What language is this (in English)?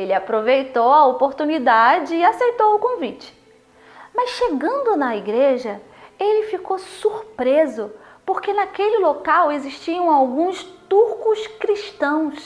Portuguese